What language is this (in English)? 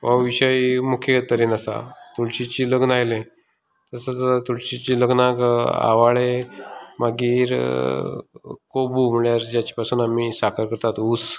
Konkani